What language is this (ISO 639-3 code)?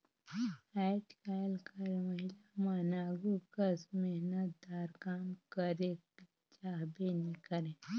hne